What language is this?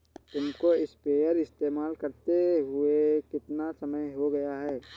Hindi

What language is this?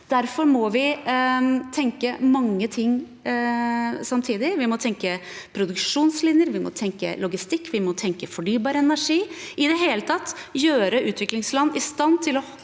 Norwegian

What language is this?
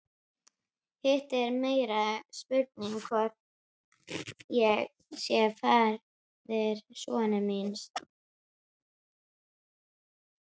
Icelandic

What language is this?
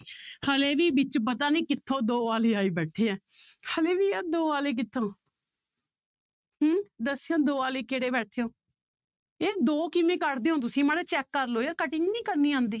Punjabi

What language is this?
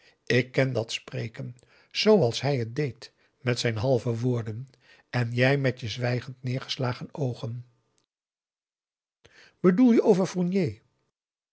Dutch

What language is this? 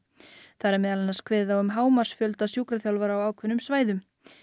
Icelandic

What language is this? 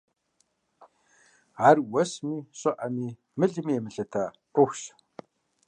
Kabardian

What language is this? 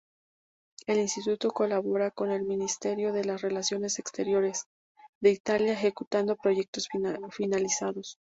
Spanish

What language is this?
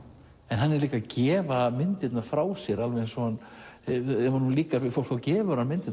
Icelandic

